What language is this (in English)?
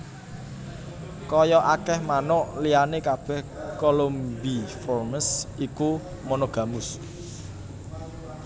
Javanese